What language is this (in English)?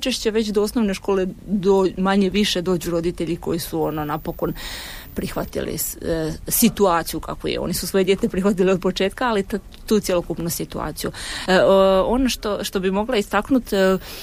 Croatian